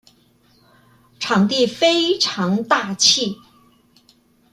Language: Chinese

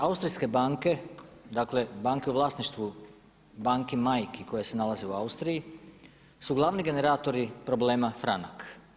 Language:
Croatian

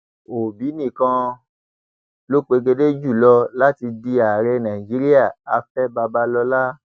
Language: Yoruba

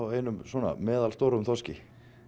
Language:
Icelandic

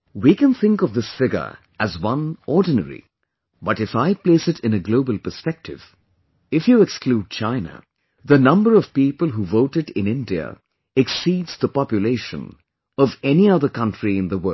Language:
English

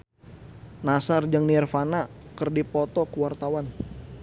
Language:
Sundanese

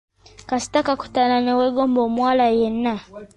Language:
Ganda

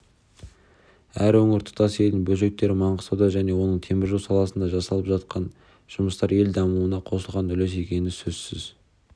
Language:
Kazakh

